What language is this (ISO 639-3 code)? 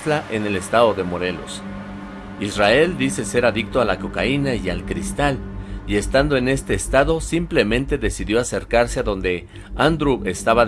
spa